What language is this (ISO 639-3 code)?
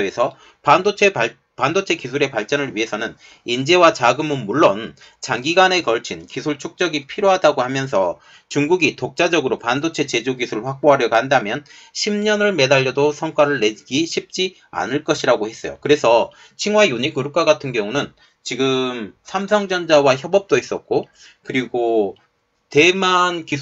kor